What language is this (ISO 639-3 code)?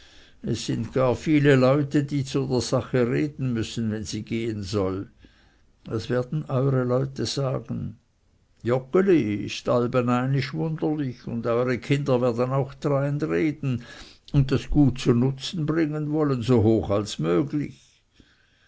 deu